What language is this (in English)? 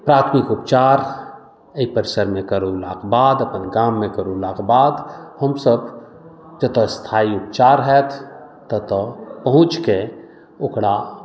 Maithili